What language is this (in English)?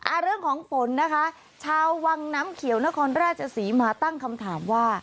Thai